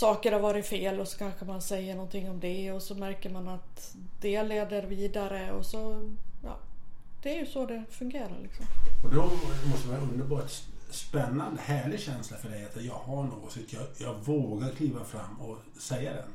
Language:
Swedish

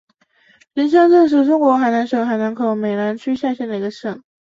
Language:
Chinese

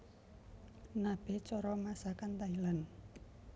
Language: Javanese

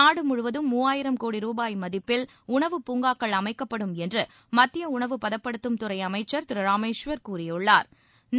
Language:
Tamil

